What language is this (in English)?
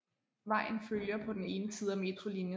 Danish